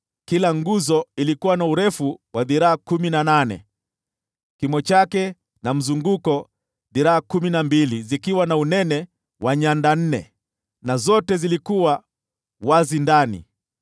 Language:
Swahili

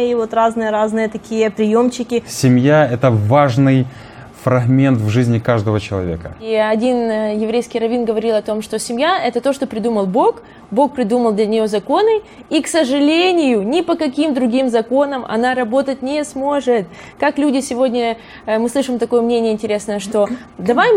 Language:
Russian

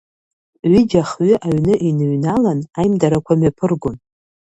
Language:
Abkhazian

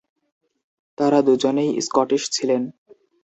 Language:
Bangla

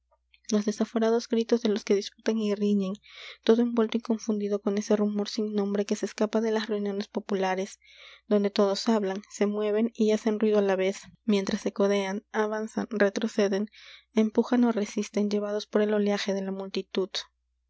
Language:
Spanish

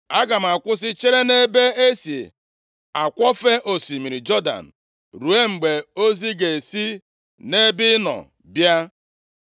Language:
Igbo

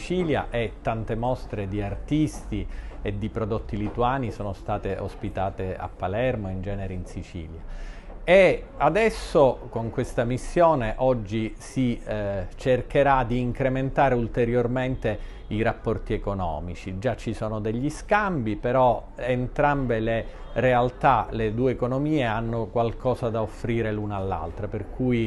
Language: Italian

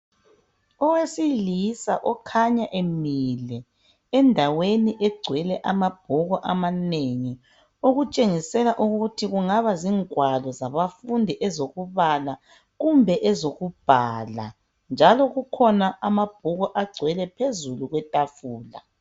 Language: North Ndebele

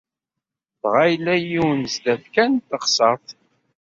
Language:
Kabyle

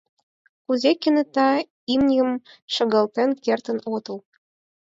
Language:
Mari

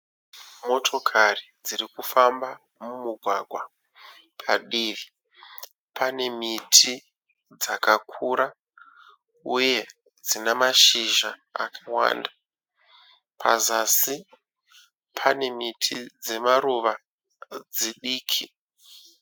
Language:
Shona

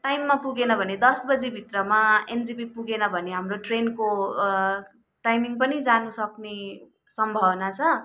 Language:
Nepali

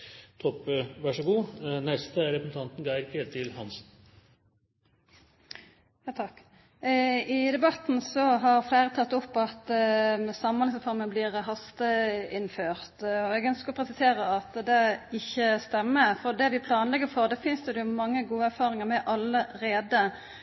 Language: Norwegian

